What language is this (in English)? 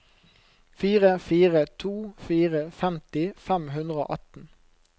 Norwegian